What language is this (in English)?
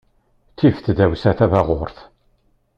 Kabyle